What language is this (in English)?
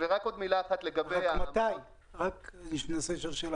Hebrew